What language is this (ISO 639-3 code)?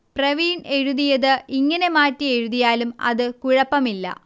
mal